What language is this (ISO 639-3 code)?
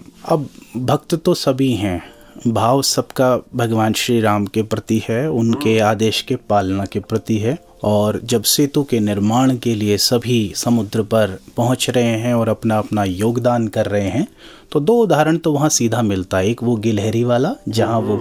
hin